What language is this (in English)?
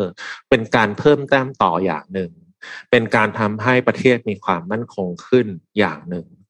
Thai